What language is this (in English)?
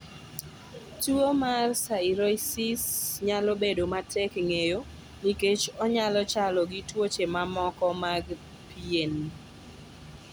Luo (Kenya and Tanzania)